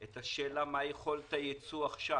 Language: Hebrew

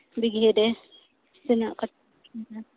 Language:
Santali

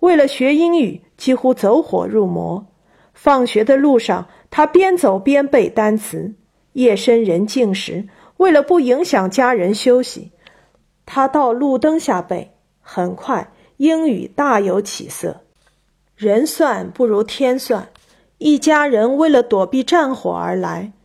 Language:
Chinese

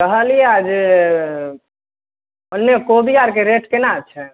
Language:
Maithili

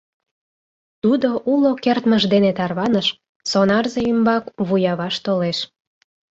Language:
Mari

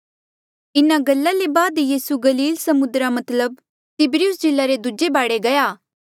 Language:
Mandeali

